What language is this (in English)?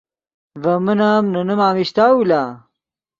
Yidgha